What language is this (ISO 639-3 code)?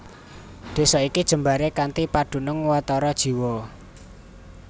jav